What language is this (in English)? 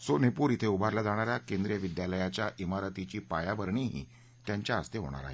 Marathi